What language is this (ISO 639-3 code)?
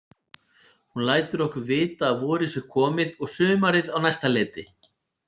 isl